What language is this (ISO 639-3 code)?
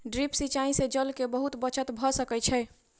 mai